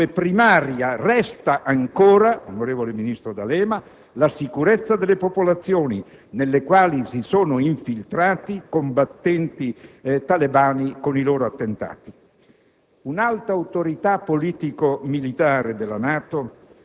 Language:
Italian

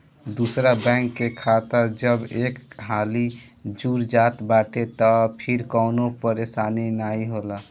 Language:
Bhojpuri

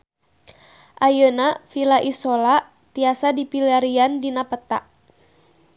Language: Sundanese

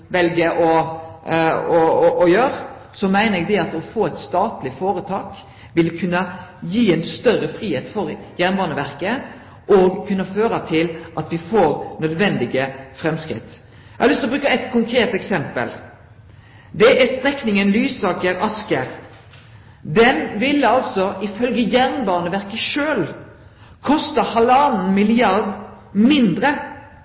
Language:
Norwegian Nynorsk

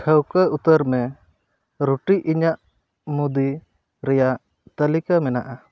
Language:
Santali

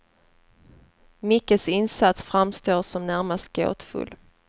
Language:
Swedish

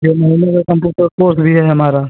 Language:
Hindi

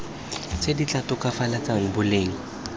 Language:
Tswana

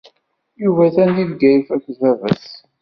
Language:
Kabyle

